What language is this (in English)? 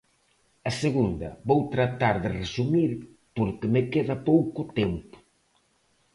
Galician